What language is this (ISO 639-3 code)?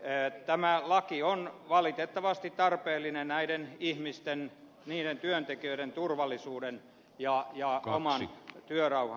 fin